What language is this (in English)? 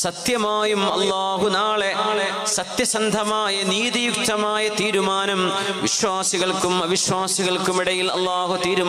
Arabic